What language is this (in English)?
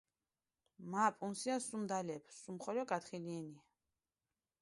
Mingrelian